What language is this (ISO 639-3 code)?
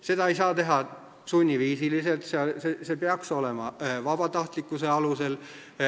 est